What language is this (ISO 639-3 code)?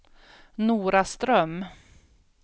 swe